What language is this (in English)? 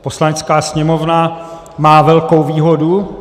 Czech